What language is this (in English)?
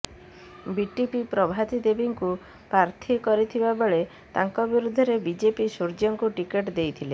Odia